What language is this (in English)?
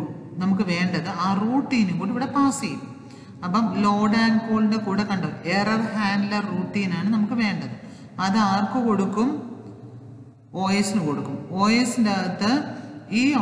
Hindi